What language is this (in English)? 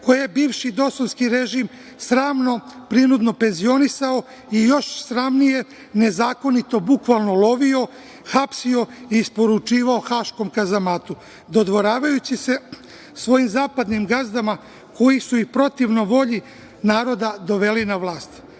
Serbian